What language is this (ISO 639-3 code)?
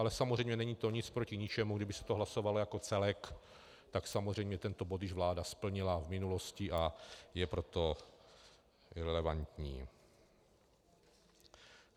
ces